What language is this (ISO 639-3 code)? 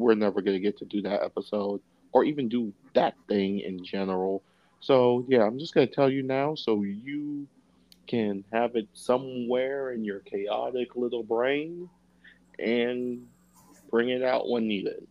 eng